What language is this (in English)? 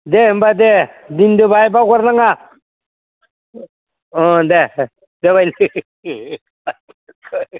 Bodo